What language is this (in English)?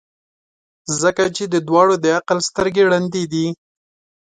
Pashto